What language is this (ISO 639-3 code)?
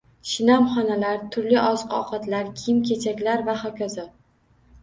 uzb